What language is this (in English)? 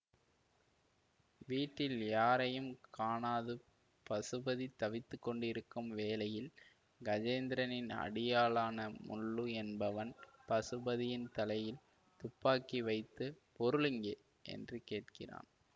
Tamil